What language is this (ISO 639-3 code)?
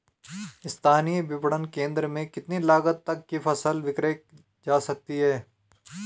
hin